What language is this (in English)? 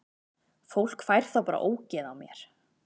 Icelandic